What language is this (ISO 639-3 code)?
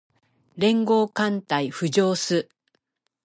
jpn